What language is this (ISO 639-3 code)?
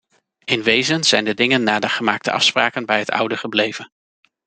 nld